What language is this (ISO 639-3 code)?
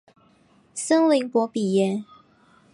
zho